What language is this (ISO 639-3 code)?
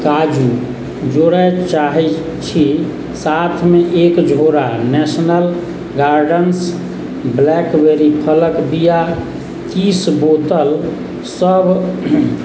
mai